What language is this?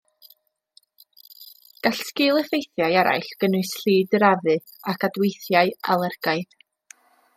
Welsh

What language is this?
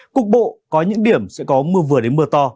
Vietnamese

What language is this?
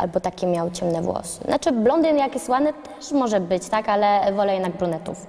Polish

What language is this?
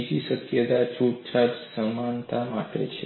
Gujarati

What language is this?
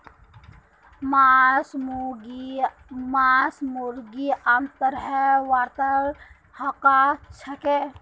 Magahi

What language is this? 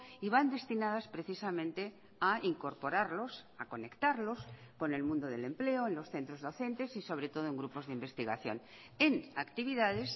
Spanish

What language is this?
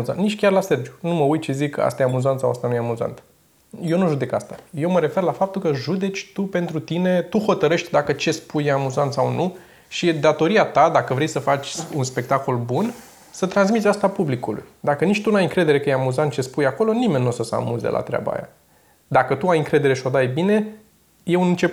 Romanian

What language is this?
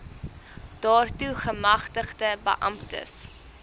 Afrikaans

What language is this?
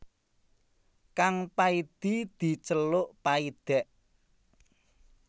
Javanese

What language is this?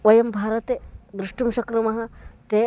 Sanskrit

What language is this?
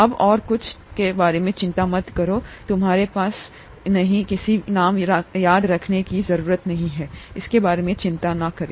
Hindi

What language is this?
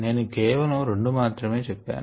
Telugu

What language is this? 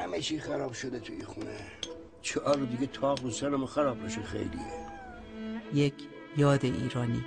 Persian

